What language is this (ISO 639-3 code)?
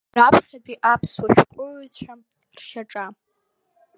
abk